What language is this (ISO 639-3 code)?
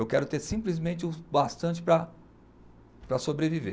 por